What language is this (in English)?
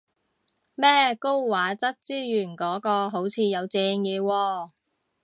Cantonese